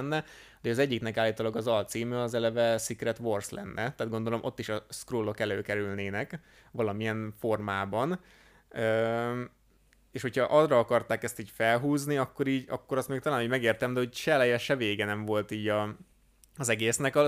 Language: Hungarian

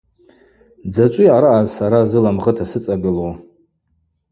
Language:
Abaza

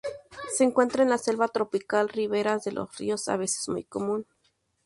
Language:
Spanish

